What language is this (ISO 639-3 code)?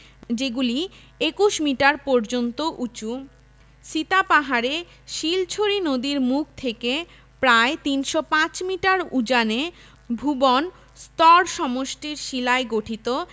ben